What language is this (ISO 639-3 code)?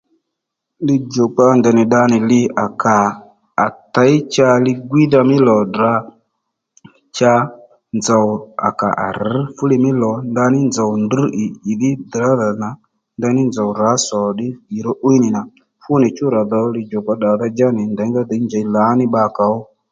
led